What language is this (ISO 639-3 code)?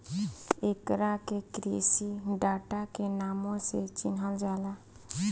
bho